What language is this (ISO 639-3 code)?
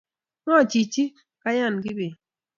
kln